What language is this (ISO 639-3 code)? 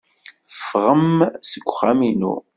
kab